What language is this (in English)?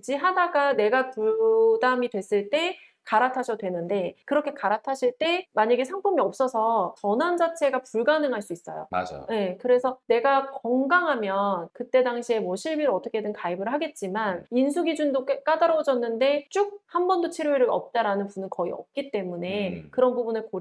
Korean